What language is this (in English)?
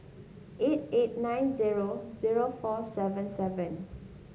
English